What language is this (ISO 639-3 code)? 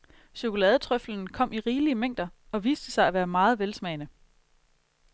dan